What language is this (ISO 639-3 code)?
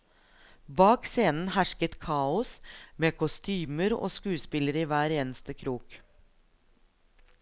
nor